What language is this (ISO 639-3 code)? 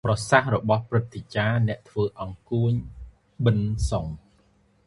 khm